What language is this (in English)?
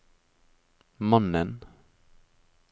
Norwegian